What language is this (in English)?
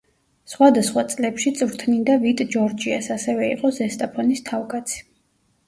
Georgian